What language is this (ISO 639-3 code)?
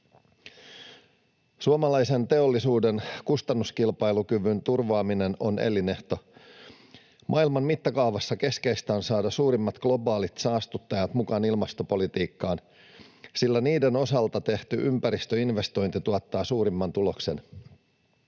fin